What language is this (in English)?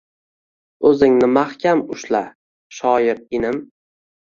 Uzbek